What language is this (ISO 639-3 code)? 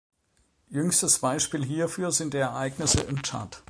deu